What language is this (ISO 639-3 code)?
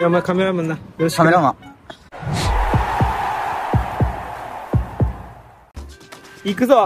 jpn